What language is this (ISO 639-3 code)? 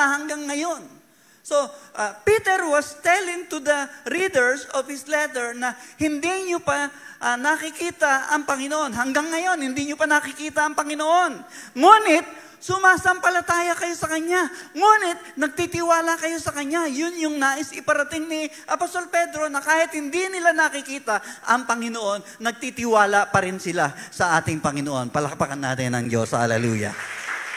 fil